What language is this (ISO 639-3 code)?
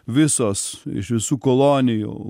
lit